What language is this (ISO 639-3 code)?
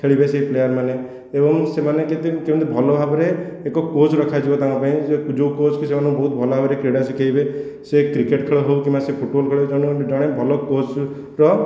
ori